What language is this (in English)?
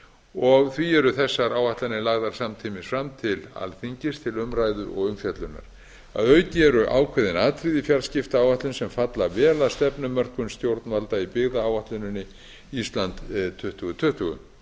Icelandic